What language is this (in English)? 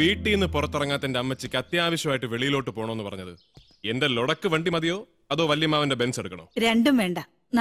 Malayalam